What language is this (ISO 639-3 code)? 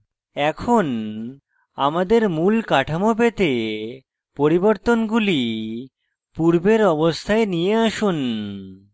ben